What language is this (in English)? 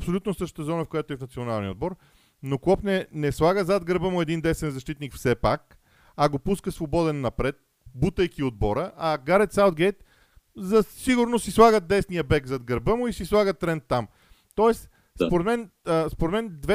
Bulgarian